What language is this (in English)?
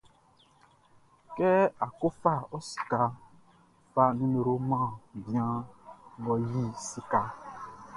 Baoulé